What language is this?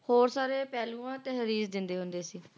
Punjabi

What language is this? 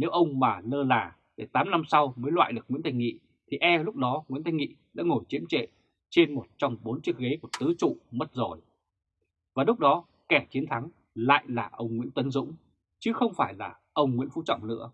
Vietnamese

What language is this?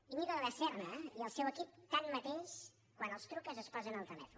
Catalan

